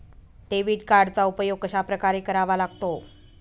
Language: Marathi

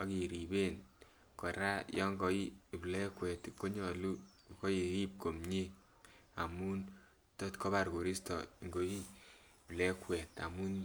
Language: Kalenjin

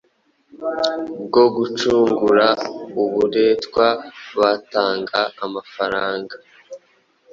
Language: Kinyarwanda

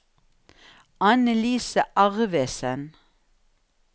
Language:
Norwegian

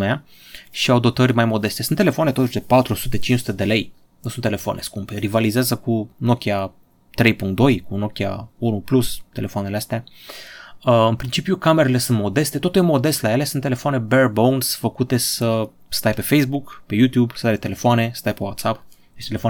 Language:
Romanian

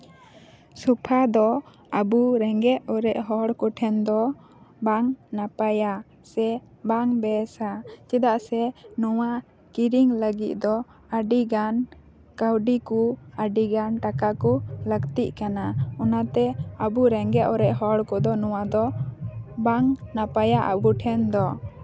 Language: Santali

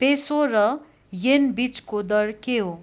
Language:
Nepali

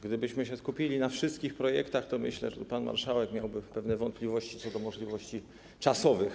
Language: Polish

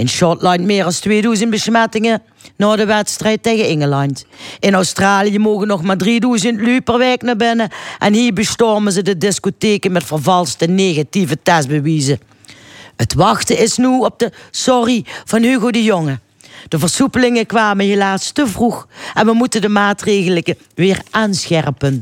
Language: Dutch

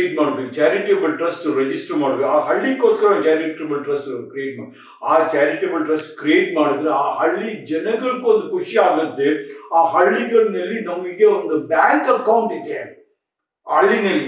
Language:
English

